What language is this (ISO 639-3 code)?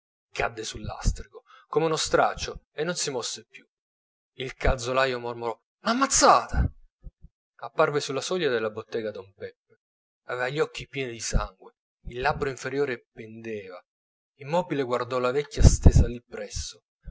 ita